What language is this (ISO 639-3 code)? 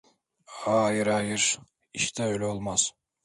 tur